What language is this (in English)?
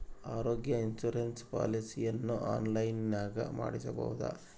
Kannada